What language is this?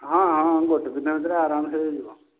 Odia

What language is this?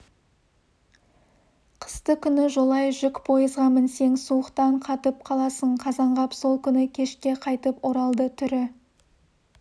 Kazakh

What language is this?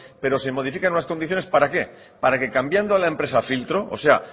Spanish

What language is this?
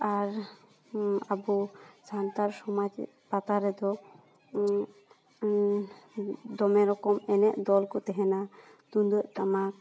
Santali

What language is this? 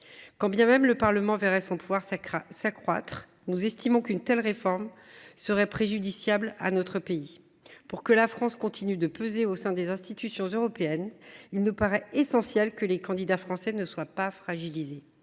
French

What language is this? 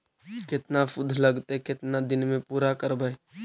Magahi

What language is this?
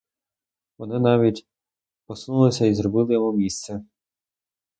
Ukrainian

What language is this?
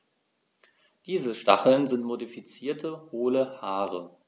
German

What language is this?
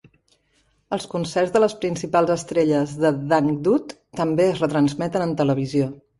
Catalan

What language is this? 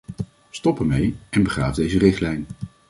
Dutch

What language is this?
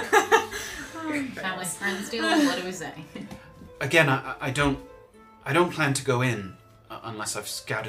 English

